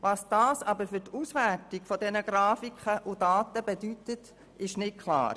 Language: Swiss German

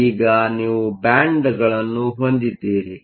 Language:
Kannada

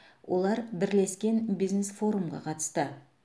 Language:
Kazakh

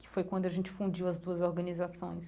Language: Portuguese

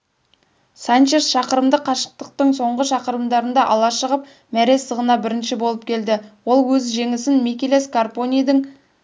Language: Kazakh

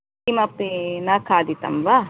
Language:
Sanskrit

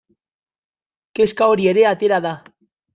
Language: Basque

